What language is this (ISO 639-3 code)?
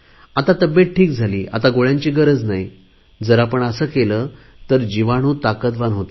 mar